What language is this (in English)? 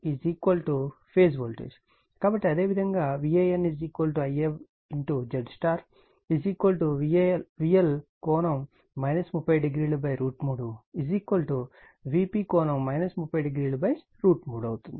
Telugu